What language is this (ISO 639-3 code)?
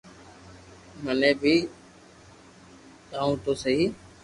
lrk